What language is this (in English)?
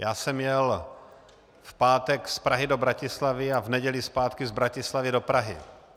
Czech